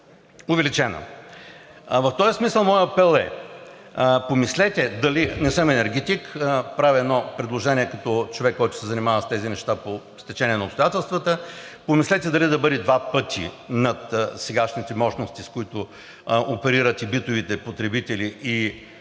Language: Bulgarian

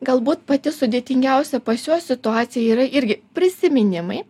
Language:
Lithuanian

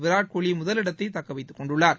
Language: Tamil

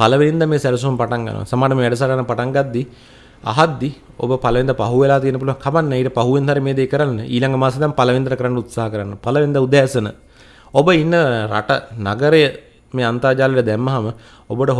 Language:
Indonesian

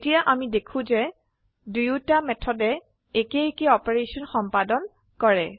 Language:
Assamese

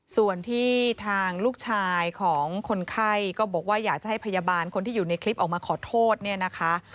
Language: Thai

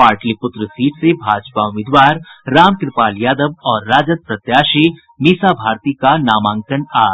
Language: Hindi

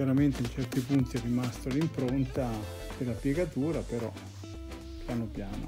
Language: Italian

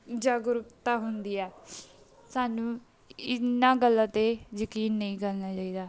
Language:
Punjabi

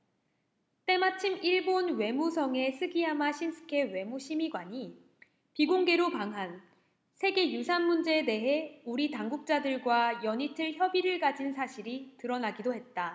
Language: Korean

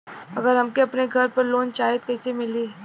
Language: Bhojpuri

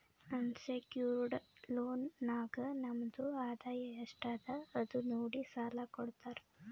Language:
Kannada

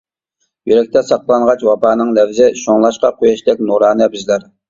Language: Uyghur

